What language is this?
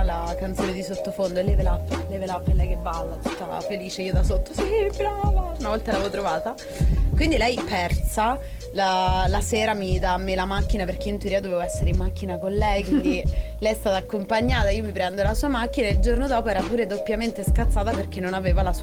Italian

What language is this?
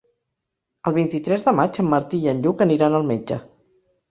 Catalan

